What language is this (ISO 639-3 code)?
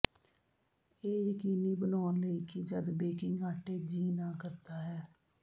pan